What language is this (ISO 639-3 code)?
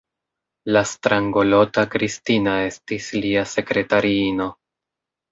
epo